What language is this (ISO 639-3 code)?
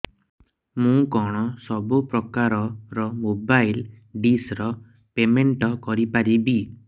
ori